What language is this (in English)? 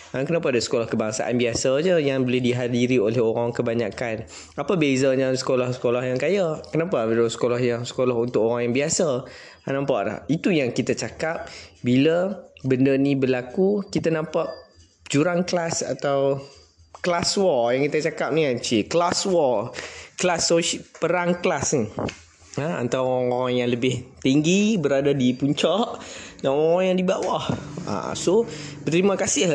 Malay